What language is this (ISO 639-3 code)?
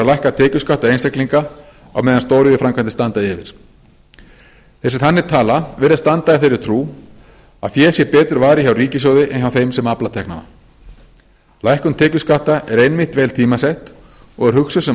isl